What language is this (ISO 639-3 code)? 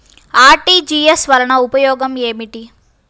tel